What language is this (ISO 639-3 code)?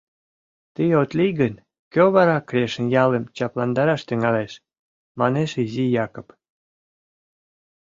chm